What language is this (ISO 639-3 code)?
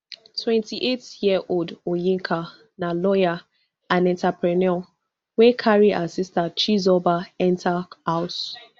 pcm